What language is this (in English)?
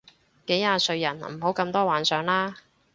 Cantonese